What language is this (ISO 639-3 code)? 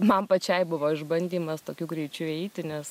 lit